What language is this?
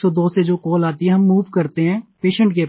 Hindi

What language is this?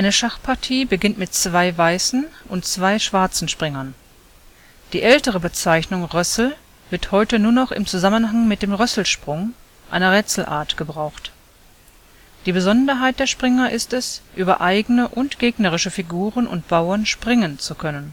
German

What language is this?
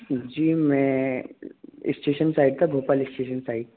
Hindi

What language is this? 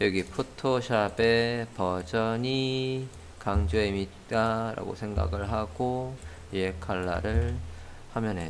Korean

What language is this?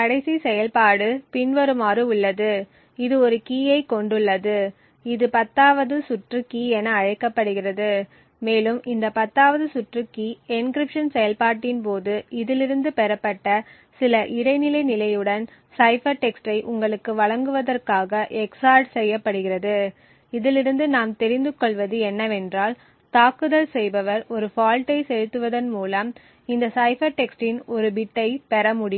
Tamil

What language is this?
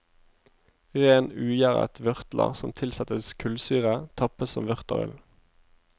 Norwegian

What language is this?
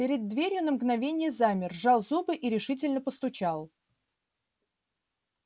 Russian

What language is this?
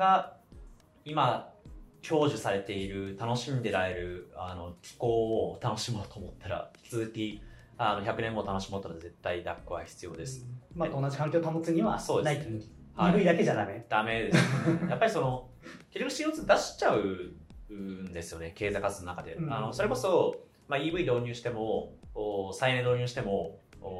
Japanese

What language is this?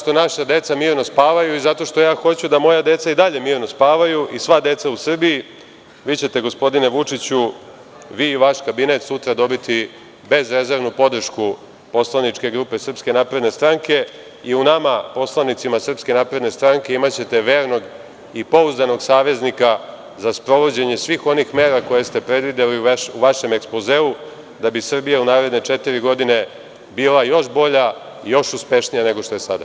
Serbian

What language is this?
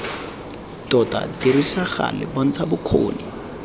Tswana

